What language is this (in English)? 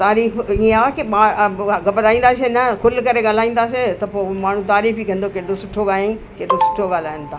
Sindhi